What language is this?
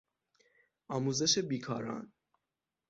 Persian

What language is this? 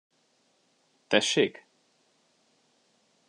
Hungarian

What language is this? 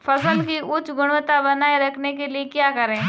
Hindi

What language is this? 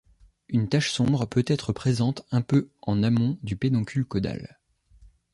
French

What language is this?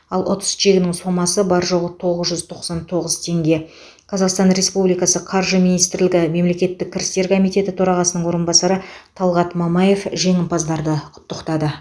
Kazakh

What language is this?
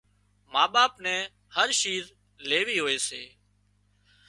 Wadiyara Koli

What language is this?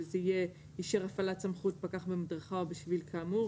Hebrew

